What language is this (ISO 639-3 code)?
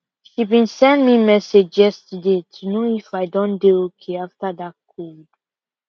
pcm